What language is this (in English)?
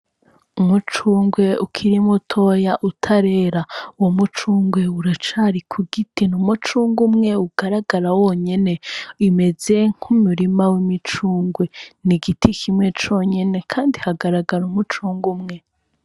Rundi